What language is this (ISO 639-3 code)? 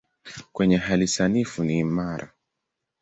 swa